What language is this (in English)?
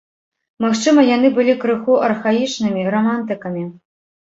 Belarusian